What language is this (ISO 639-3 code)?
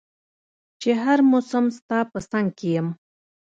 pus